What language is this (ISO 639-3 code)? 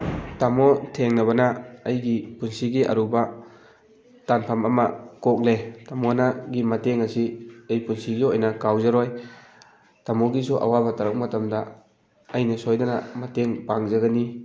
mni